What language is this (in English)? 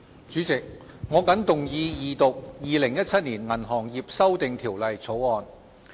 Cantonese